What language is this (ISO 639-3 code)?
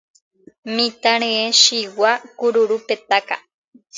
grn